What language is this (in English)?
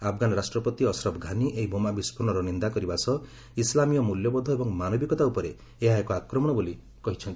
Odia